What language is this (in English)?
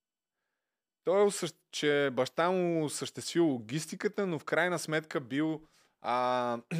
Bulgarian